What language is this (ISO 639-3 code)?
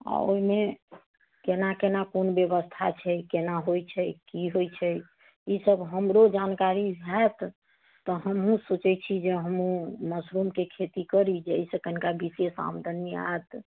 mai